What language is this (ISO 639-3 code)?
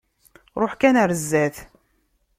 kab